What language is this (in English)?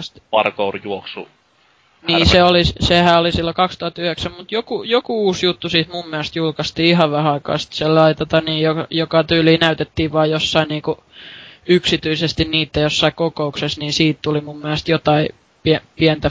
Finnish